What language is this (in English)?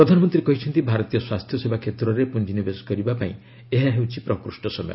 Odia